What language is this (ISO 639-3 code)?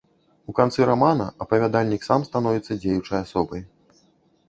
bel